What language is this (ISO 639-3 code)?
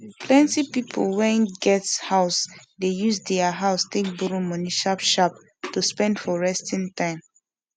pcm